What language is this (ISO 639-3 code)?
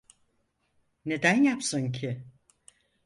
tur